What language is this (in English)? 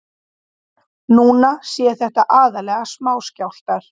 Icelandic